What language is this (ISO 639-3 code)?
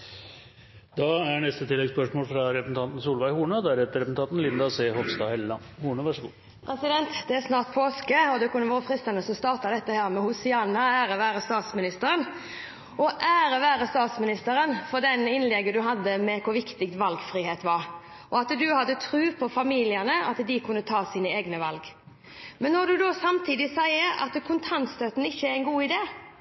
nor